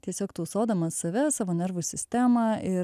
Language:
Lithuanian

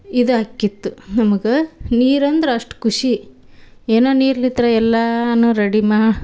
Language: Kannada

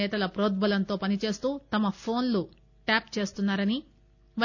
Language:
Telugu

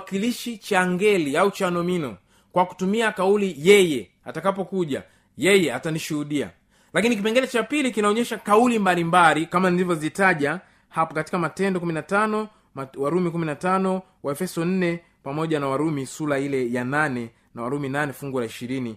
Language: Swahili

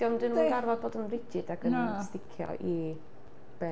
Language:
Welsh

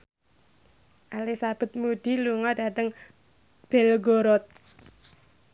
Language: Javanese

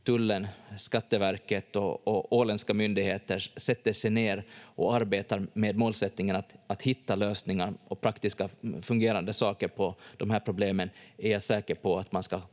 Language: Finnish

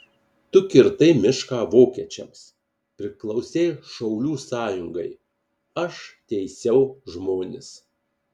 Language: Lithuanian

